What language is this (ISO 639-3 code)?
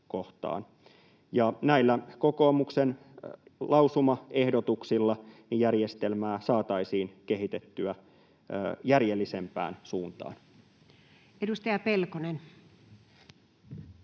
fin